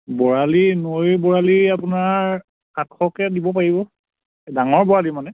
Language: Assamese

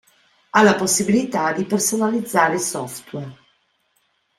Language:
Italian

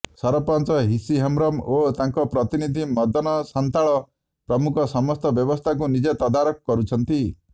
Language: Odia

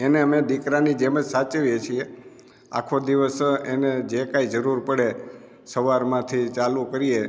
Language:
Gujarati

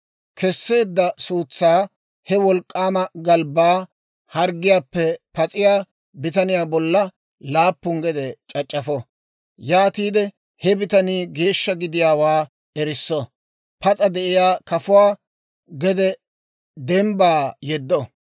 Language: Dawro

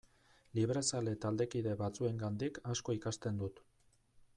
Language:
Basque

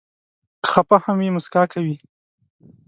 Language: Pashto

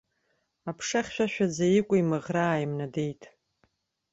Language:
Abkhazian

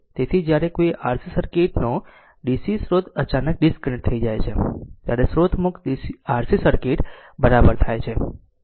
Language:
Gujarati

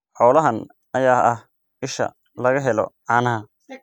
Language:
Somali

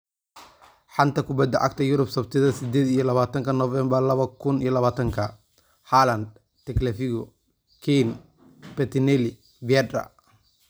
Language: Somali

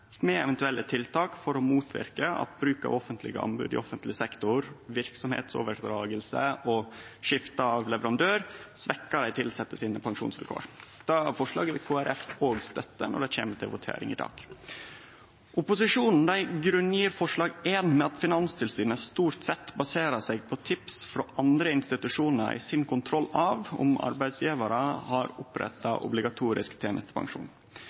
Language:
Norwegian Nynorsk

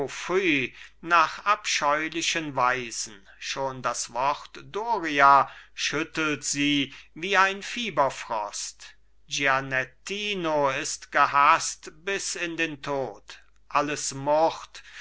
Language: German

